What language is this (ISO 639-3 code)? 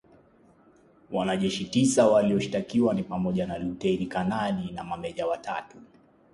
swa